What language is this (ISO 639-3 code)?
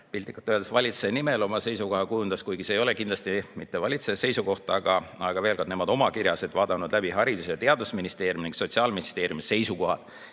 est